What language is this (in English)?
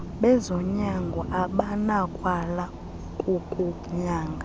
Xhosa